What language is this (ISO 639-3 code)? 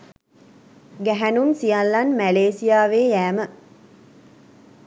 sin